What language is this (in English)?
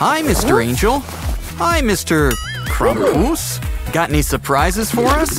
English